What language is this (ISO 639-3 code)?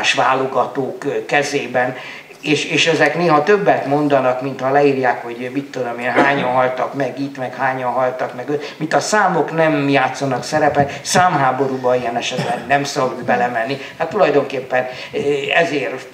hun